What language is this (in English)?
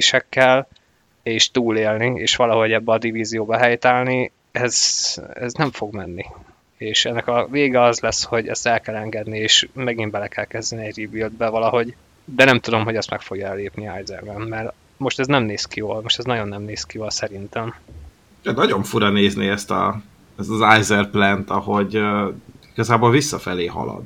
Hungarian